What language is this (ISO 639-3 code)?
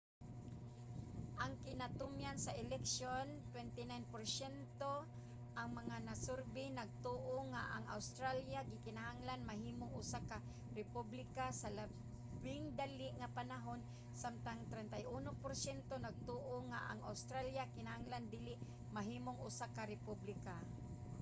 ceb